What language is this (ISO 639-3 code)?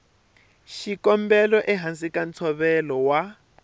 tso